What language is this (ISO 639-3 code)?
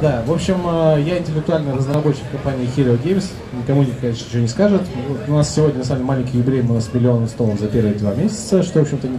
rus